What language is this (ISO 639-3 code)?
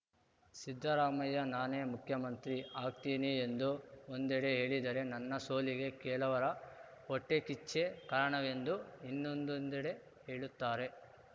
kan